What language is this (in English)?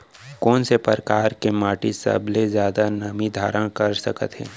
Chhattisgarhi